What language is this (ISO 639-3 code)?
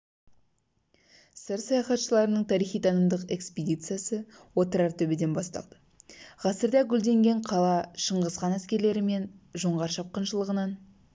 kaz